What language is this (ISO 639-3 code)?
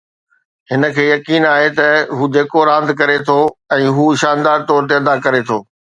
snd